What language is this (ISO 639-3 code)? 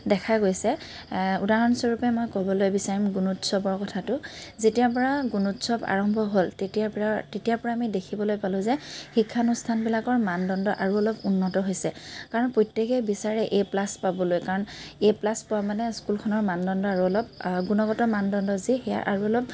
asm